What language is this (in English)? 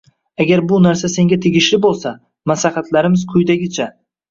Uzbek